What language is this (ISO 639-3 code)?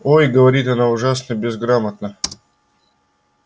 rus